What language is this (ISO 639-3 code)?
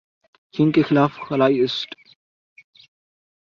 urd